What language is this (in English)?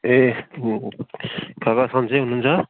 Nepali